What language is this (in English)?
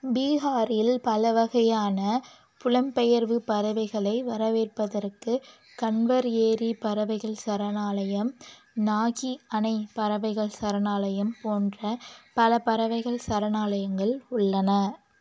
Tamil